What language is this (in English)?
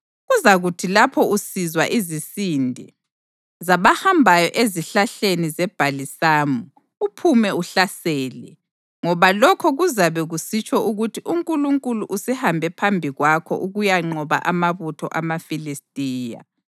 North Ndebele